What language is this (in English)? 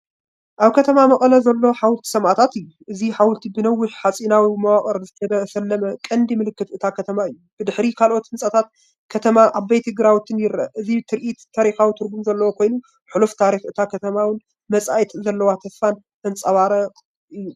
Tigrinya